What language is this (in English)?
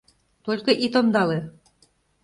Mari